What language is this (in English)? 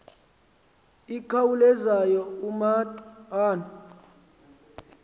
Xhosa